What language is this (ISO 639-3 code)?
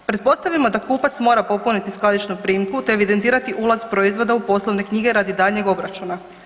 hrv